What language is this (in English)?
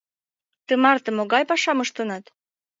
Mari